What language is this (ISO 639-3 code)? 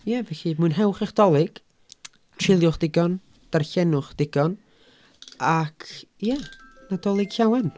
cym